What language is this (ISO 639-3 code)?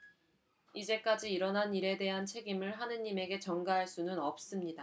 kor